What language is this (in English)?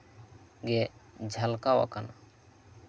Santali